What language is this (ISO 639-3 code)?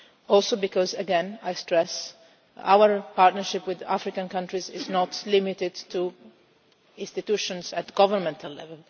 eng